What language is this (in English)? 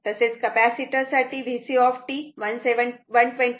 Marathi